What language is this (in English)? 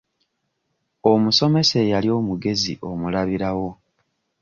Ganda